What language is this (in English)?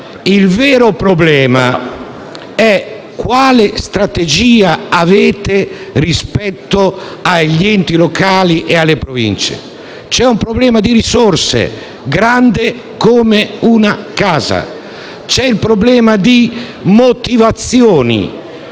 Italian